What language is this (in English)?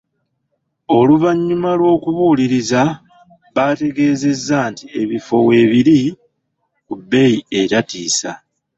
Ganda